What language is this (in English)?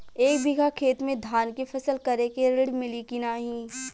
Bhojpuri